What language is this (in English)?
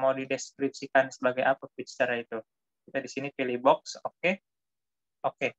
Indonesian